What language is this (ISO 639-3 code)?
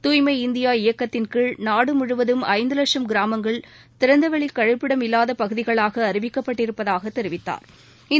tam